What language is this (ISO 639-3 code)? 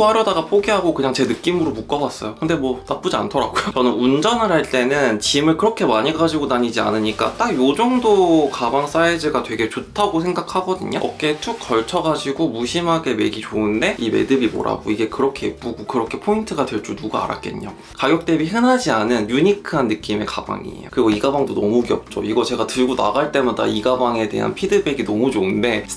kor